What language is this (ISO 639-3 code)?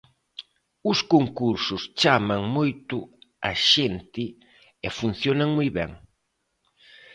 glg